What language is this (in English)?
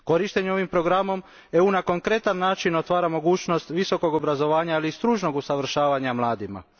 Croatian